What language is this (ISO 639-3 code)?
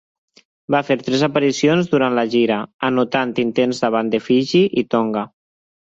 cat